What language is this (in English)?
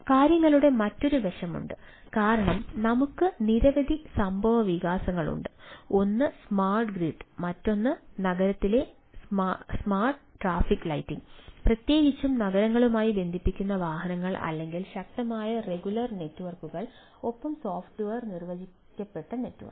Malayalam